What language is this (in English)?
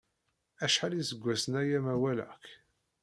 Kabyle